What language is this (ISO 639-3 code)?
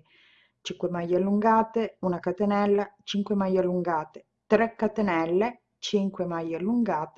ita